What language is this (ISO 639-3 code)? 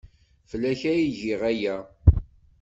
kab